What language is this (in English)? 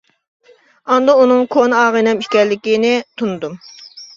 Uyghur